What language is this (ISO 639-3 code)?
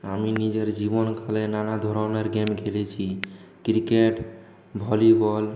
ben